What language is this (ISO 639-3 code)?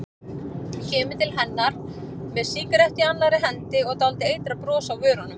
isl